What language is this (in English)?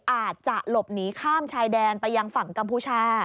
Thai